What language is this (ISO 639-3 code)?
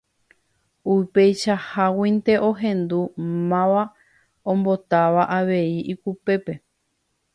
grn